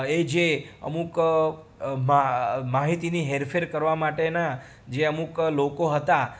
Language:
Gujarati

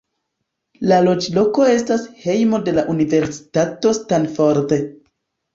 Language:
Esperanto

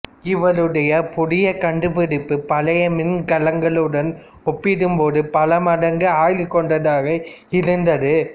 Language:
Tamil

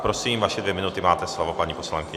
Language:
Czech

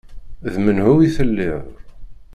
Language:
Kabyle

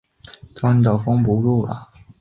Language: Chinese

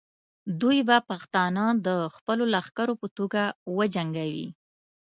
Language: Pashto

